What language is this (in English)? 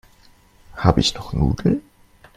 German